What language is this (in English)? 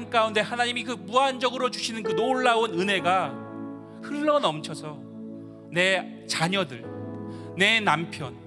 Korean